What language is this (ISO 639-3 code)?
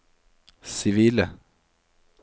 nor